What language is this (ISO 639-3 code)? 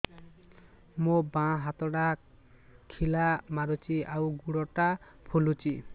ori